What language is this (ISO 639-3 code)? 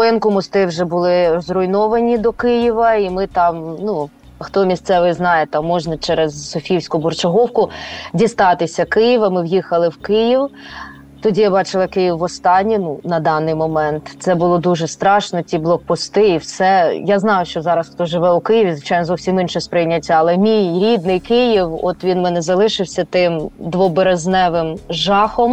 ukr